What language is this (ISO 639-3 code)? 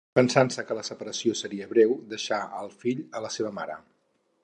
cat